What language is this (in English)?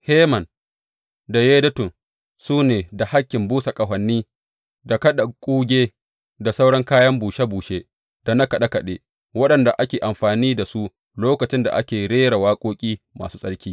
Hausa